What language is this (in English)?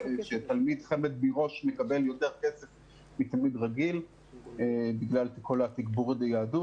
Hebrew